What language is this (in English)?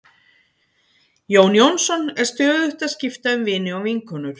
Icelandic